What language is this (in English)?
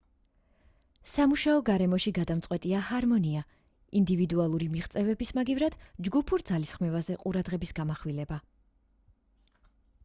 Georgian